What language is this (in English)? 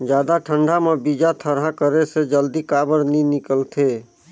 Chhattisgarhi